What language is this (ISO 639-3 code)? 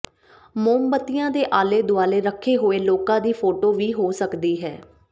pan